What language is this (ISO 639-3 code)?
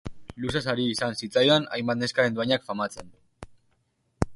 eus